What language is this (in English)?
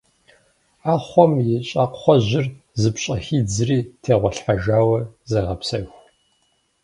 Kabardian